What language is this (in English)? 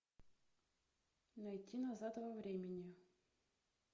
Russian